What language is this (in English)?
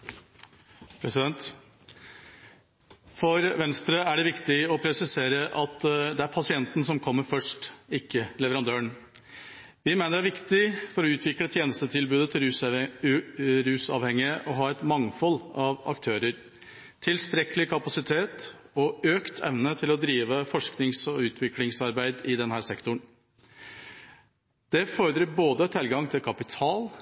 Norwegian Bokmål